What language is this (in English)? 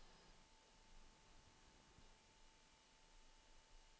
Swedish